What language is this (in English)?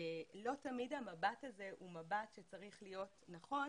Hebrew